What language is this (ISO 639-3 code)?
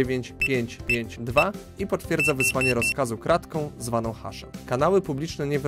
pol